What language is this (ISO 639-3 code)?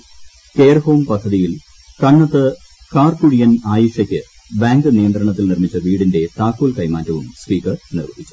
mal